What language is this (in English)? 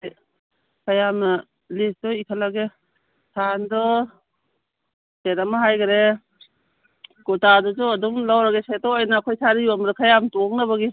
Manipuri